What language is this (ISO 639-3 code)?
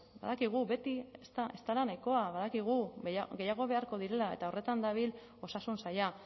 eus